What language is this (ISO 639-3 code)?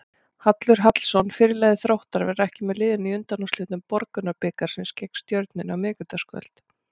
isl